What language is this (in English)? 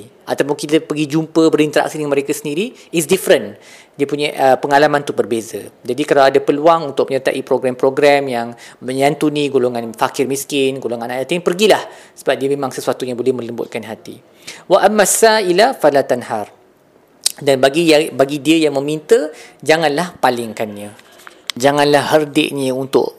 Malay